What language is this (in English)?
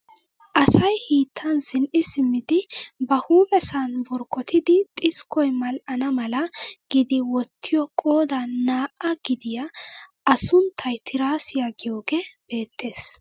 Wolaytta